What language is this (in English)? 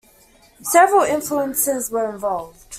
English